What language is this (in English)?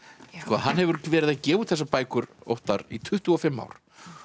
Icelandic